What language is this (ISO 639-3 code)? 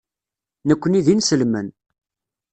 kab